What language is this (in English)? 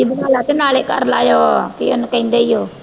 Punjabi